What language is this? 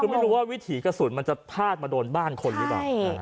Thai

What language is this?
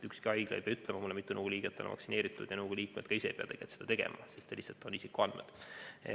Estonian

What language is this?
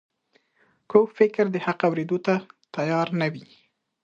Pashto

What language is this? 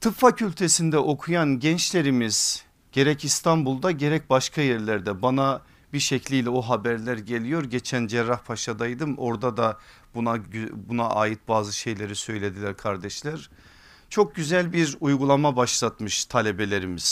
Turkish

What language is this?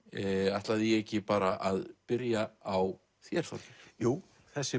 Icelandic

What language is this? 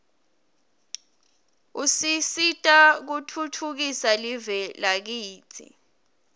Swati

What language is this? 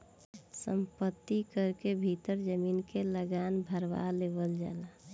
Bhojpuri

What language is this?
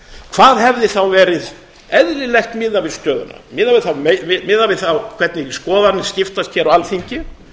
Icelandic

